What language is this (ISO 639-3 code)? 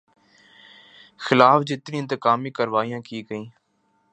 urd